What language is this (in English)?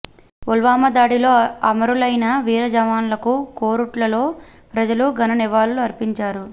Telugu